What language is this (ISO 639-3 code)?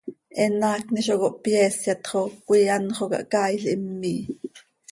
sei